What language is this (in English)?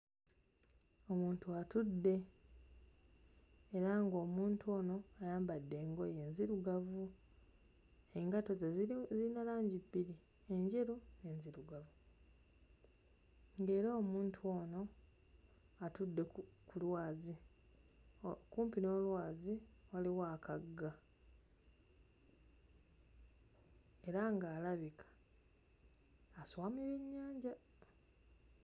Ganda